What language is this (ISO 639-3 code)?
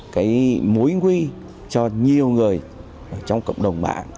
vie